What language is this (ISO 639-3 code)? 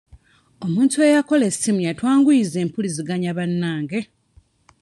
lug